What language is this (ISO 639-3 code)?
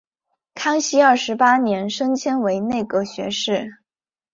zho